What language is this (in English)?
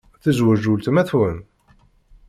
Kabyle